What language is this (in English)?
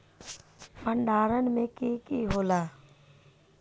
Magahi